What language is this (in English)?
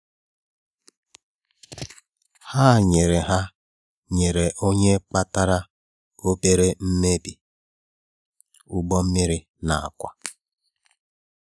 Igbo